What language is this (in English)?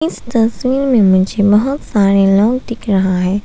Hindi